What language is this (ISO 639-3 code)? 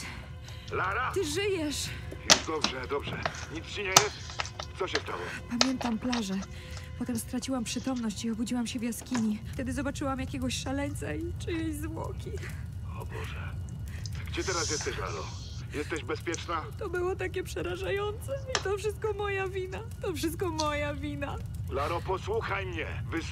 pol